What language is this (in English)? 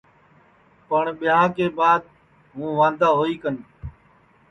Sansi